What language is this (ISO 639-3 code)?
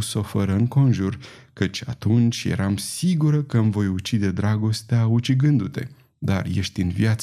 ron